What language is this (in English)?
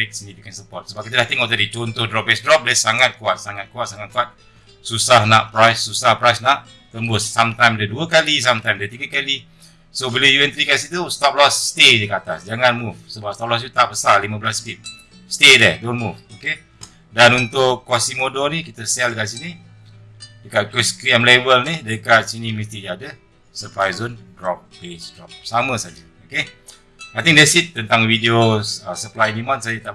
Malay